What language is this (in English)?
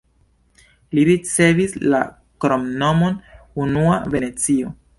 Esperanto